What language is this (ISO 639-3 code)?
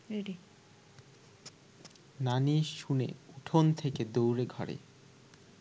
ben